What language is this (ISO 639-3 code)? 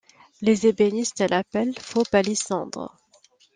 fra